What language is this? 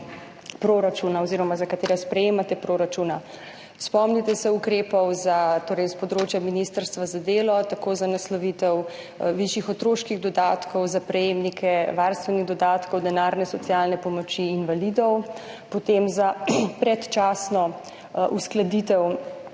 Slovenian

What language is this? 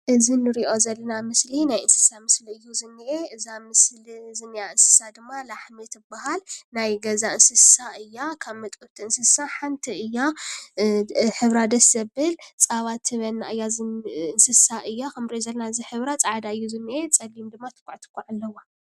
Tigrinya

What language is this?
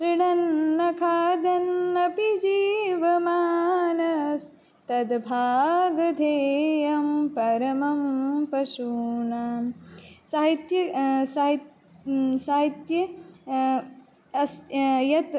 Sanskrit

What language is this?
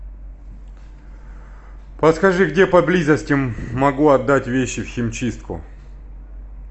Russian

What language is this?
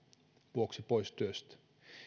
Finnish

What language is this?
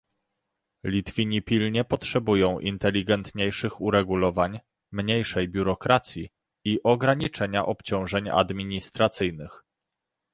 Polish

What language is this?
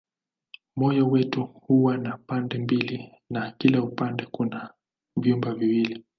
Swahili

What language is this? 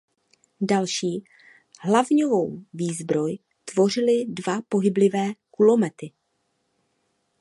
Czech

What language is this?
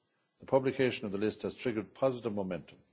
English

